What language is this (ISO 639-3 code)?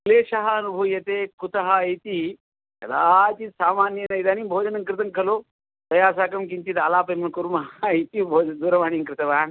san